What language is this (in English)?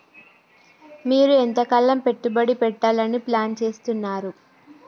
Telugu